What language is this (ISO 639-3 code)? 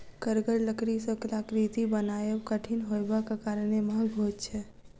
mai